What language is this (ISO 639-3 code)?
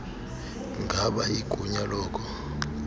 xho